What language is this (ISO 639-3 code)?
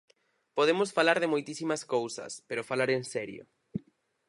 glg